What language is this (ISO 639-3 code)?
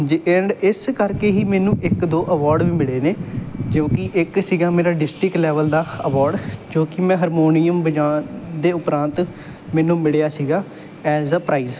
pan